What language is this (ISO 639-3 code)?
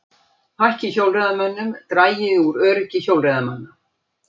isl